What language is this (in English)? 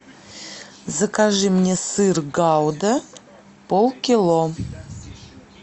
Russian